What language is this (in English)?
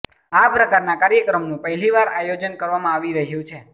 Gujarati